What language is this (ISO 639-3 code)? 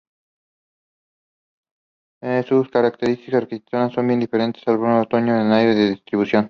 spa